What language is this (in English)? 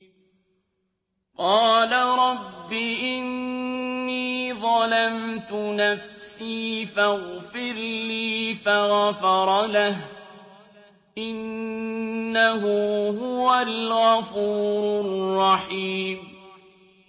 Arabic